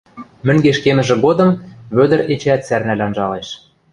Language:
Western Mari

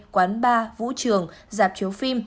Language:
Vietnamese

